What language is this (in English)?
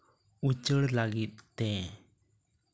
Santali